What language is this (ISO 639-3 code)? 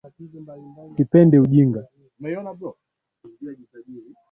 swa